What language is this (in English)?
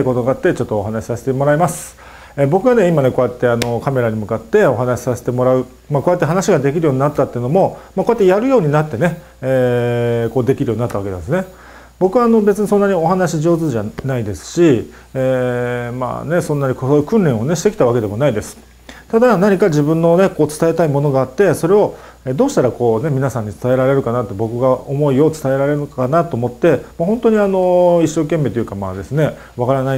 Japanese